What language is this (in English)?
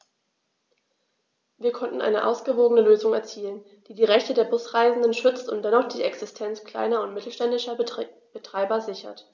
German